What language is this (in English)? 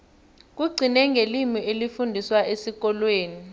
South Ndebele